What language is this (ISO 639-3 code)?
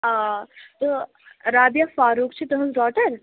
kas